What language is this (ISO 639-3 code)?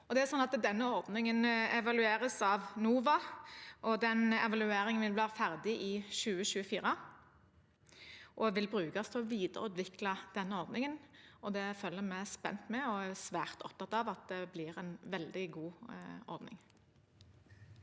nor